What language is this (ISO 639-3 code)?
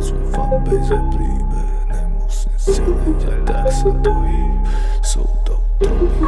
ron